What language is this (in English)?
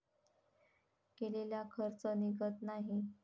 Marathi